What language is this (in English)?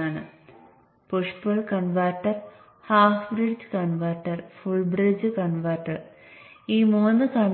Malayalam